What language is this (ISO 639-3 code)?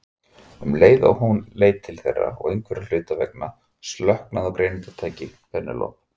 isl